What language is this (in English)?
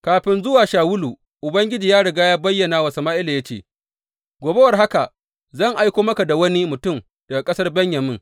Hausa